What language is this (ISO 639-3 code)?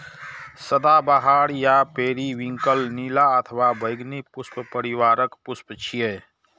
mai